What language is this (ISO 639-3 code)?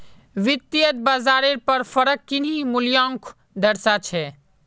mag